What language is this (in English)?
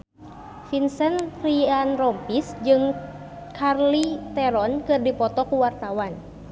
Sundanese